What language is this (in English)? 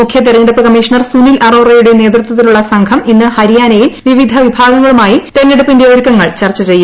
Malayalam